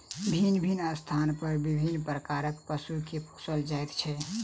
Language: Maithili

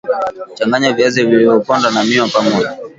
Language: Swahili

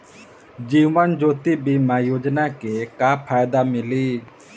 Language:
Bhojpuri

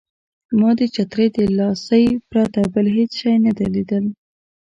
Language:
Pashto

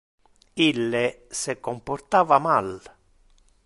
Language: Interlingua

